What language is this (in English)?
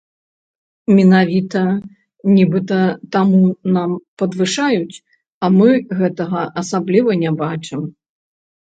Belarusian